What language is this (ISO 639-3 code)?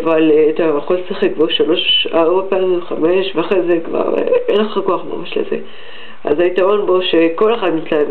heb